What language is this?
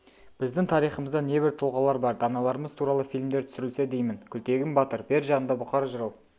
Kazakh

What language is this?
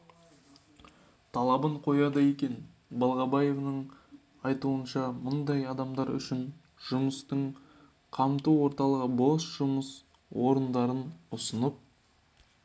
Kazakh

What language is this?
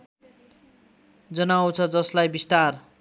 Nepali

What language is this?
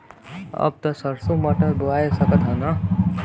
Bhojpuri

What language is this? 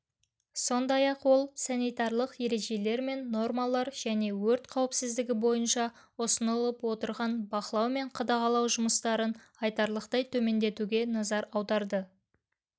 Kazakh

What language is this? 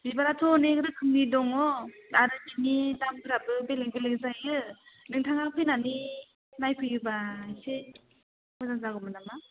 Bodo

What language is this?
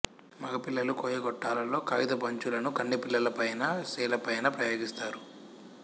Telugu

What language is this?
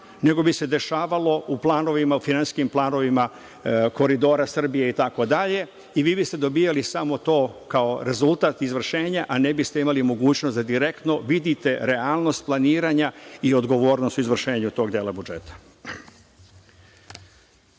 Serbian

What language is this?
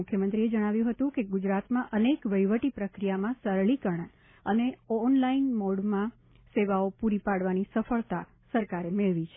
Gujarati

